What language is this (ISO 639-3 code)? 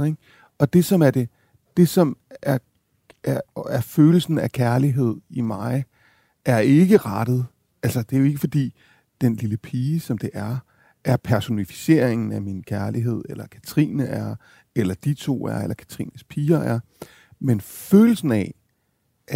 dan